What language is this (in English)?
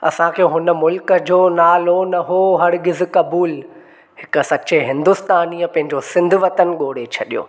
Sindhi